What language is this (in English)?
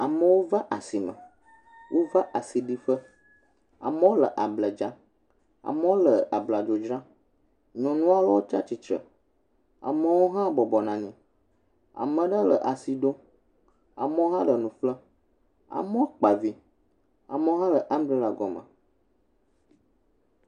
Ewe